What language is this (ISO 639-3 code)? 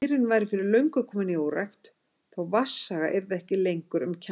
isl